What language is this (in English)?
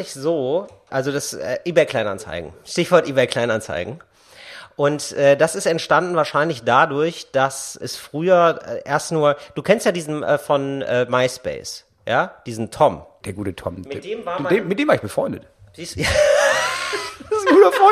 German